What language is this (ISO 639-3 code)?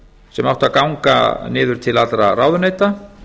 isl